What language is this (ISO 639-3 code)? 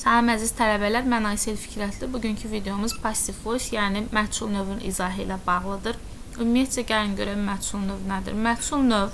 tur